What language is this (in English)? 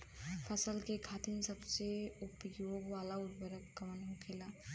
Bhojpuri